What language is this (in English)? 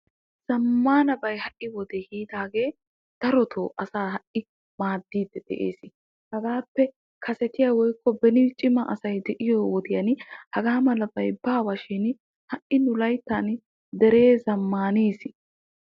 Wolaytta